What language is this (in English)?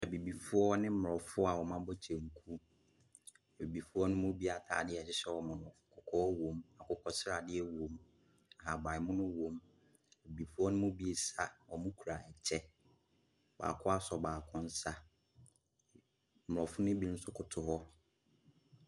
Akan